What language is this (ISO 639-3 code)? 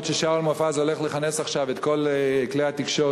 heb